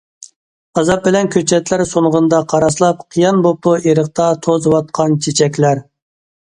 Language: Uyghur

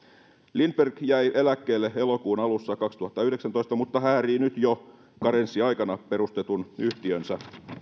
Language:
Finnish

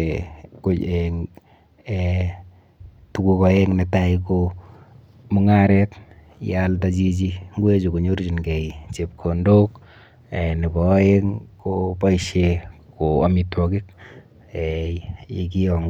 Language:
Kalenjin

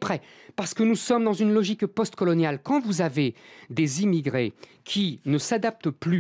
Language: French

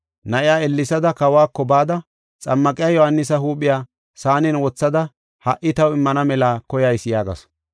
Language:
Gofa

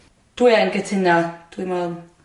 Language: Welsh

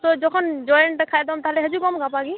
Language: Santali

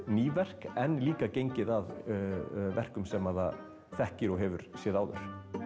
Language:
Icelandic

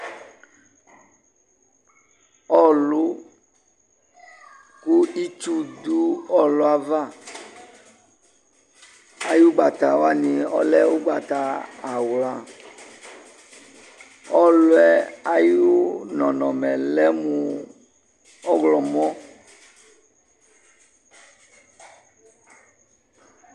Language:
Ikposo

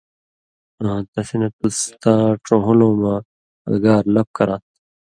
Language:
Indus Kohistani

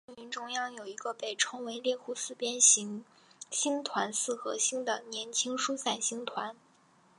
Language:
Chinese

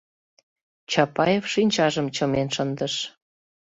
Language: Mari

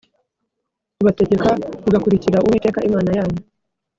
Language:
Kinyarwanda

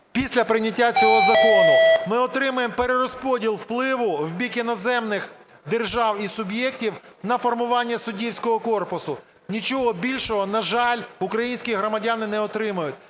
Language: Ukrainian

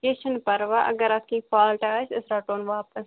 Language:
Kashmiri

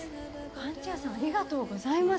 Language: Japanese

